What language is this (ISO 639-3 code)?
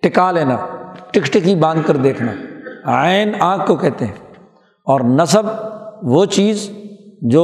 urd